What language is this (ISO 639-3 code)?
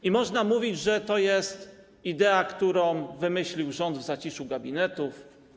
pol